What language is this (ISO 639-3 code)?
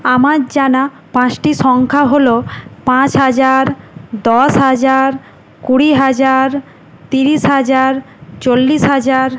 ben